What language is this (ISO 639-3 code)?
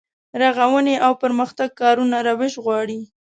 pus